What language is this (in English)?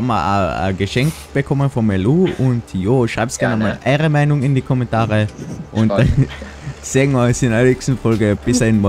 German